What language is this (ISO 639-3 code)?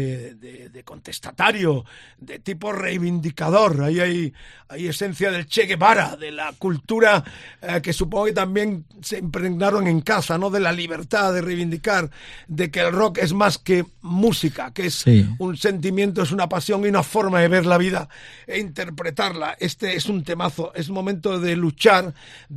spa